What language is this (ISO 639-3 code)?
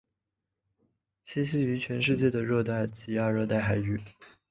zho